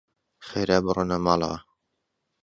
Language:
Central Kurdish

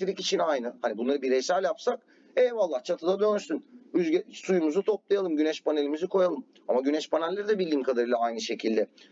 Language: Turkish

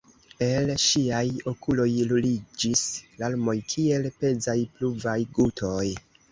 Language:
Esperanto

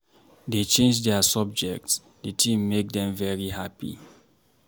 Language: Nigerian Pidgin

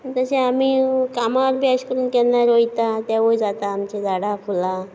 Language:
Konkani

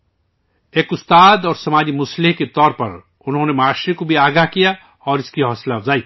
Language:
Urdu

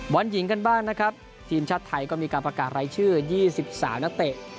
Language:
Thai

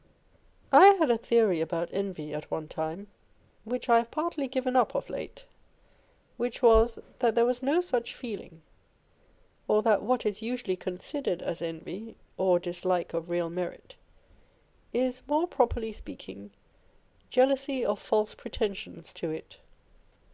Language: English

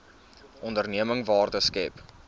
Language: Afrikaans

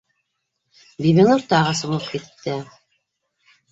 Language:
Bashkir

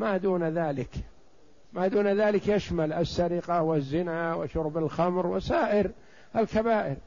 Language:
Arabic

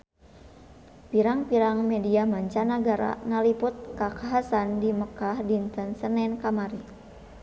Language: Sundanese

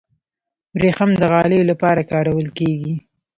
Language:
Pashto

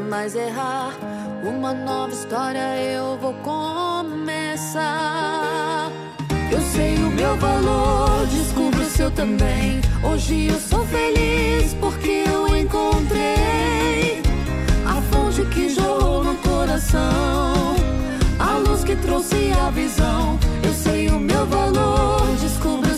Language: Portuguese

